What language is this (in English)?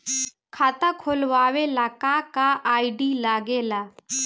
Bhojpuri